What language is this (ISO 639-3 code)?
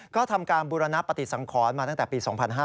tha